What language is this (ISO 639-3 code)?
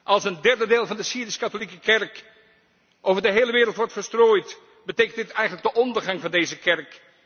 nld